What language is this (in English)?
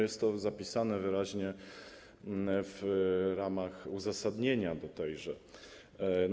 Polish